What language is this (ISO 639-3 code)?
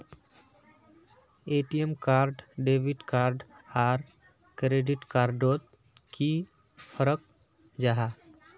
mag